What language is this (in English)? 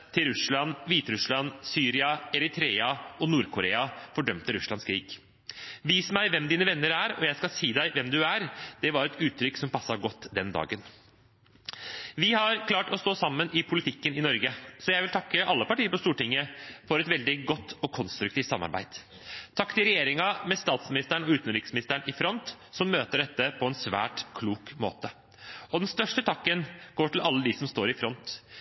Norwegian Bokmål